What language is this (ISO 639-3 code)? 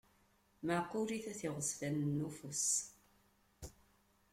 kab